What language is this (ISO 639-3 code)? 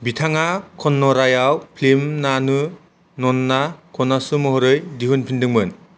brx